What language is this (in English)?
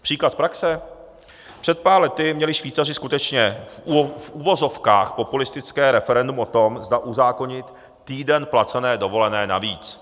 Czech